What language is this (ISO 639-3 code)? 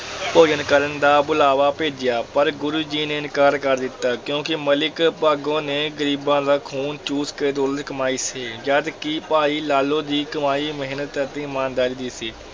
pan